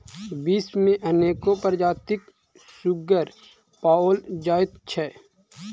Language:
Maithili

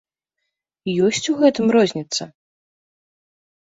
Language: Belarusian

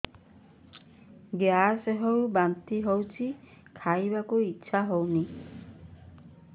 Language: Odia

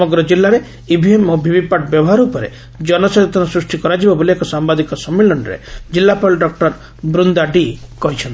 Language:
Odia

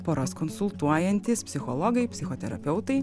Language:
Lithuanian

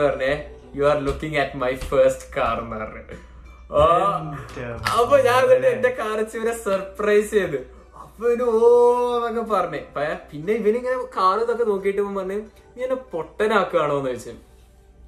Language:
Malayalam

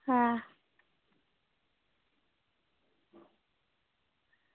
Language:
Dogri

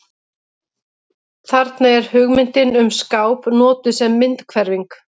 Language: Icelandic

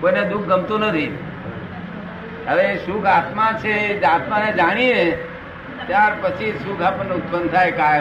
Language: Gujarati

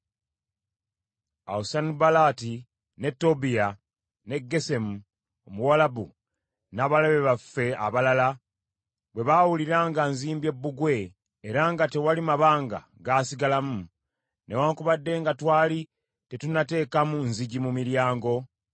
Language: Ganda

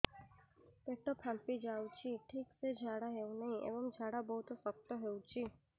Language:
Odia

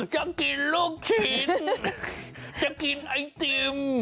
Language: Thai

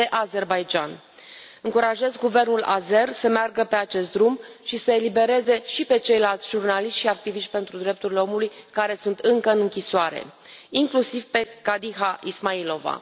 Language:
Romanian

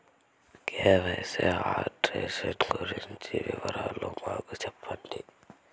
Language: Telugu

